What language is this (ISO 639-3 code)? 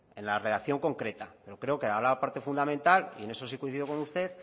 spa